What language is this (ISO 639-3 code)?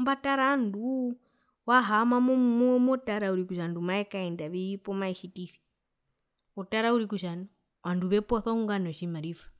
her